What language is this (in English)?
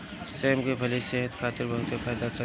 Bhojpuri